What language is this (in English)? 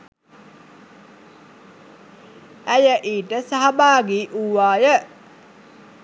Sinhala